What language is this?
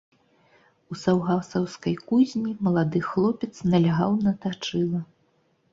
Belarusian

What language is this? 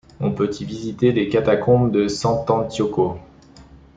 French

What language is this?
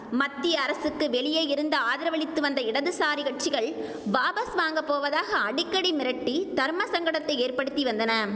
Tamil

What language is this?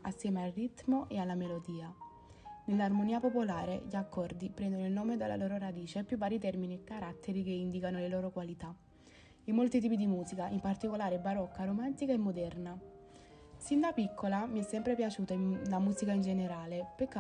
Italian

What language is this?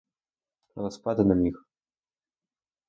Ukrainian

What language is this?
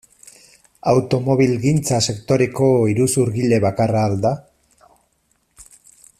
Basque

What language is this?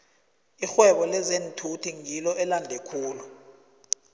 South Ndebele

